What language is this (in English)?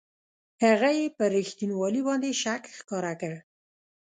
Pashto